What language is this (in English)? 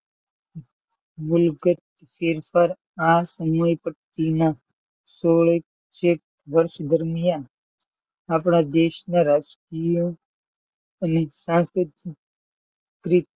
Gujarati